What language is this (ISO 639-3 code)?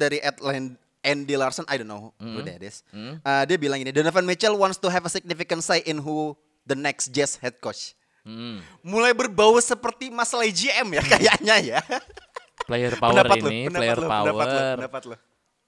ind